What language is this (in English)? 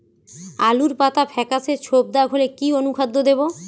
Bangla